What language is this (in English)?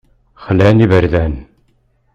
Kabyle